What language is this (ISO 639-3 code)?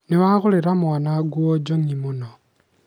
kik